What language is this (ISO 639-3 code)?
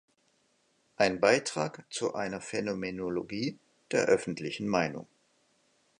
deu